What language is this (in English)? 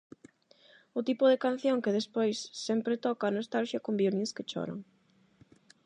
Galician